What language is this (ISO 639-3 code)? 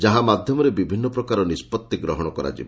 ori